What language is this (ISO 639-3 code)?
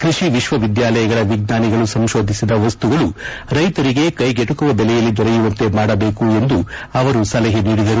kan